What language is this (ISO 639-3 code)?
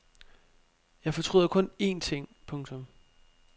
dan